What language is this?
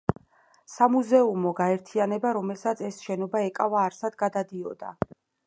Georgian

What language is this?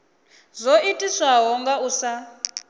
Venda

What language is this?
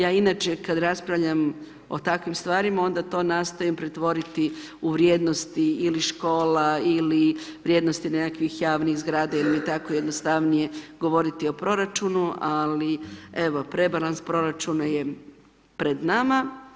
Croatian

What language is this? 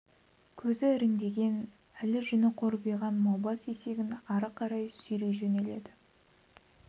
Kazakh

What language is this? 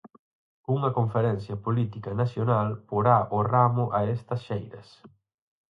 Galician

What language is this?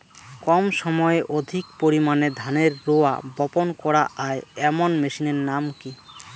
Bangla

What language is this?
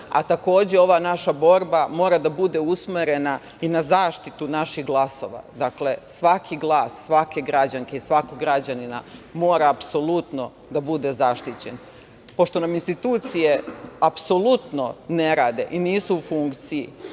Serbian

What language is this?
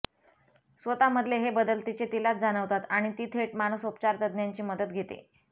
Marathi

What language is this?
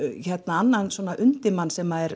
Icelandic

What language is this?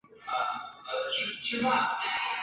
Chinese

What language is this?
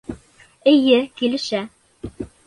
Bashkir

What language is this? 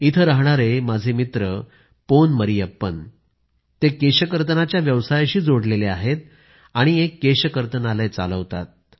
Marathi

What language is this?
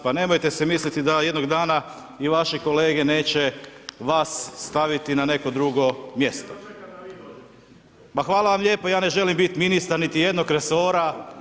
Croatian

